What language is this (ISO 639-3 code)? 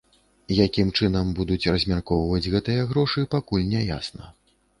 bel